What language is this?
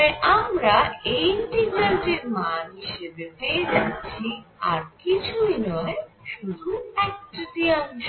Bangla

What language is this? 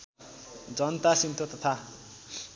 Nepali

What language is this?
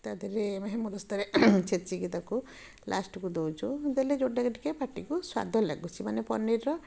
Odia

